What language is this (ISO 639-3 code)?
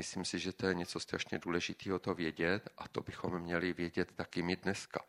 ces